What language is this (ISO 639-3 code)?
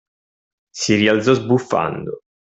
ita